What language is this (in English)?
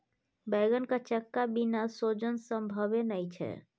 Maithili